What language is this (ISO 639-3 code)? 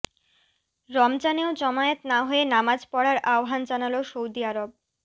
ben